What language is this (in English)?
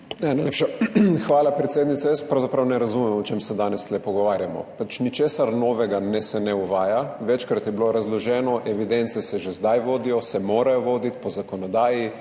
Slovenian